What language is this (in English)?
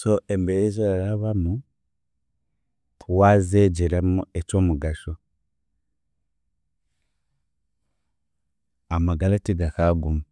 Chiga